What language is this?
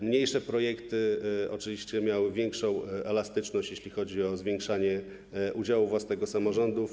Polish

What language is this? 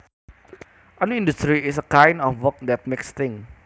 Javanese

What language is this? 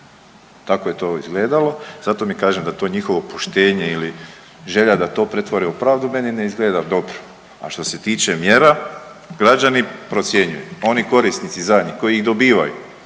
Croatian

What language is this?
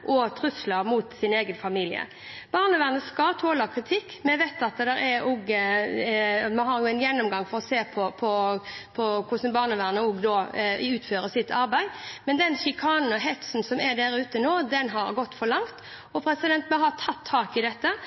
Norwegian Bokmål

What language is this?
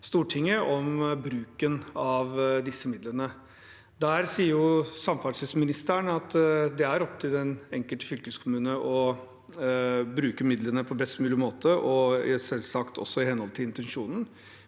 Norwegian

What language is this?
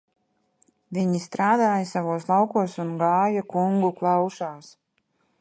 Latvian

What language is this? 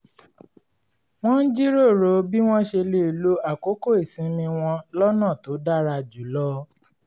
Yoruba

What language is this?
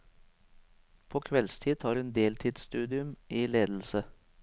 Norwegian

